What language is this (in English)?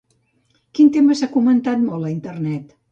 Catalan